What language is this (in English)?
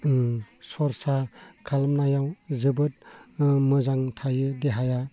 Bodo